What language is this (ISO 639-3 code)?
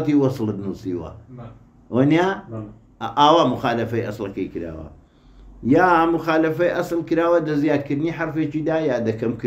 ara